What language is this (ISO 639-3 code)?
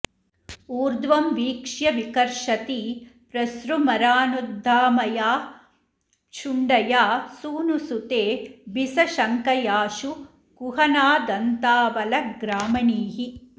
san